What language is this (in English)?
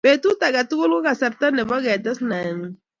Kalenjin